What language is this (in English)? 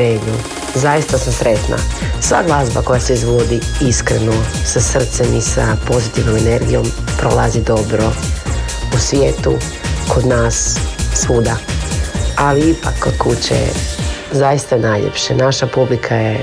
Croatian